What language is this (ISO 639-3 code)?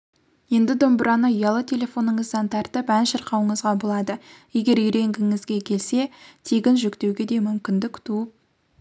kaz